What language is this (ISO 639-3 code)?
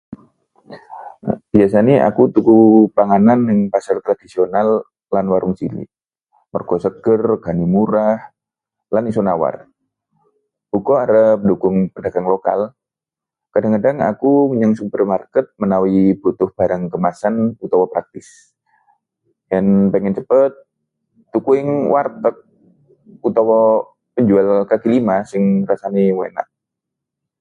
jav